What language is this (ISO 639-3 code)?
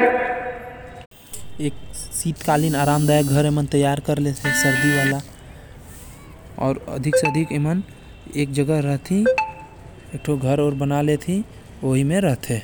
kfp